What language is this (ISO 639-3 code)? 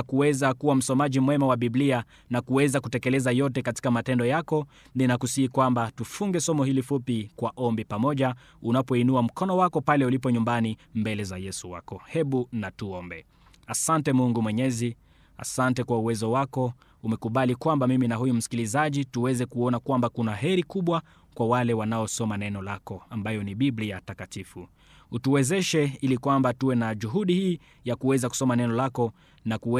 swa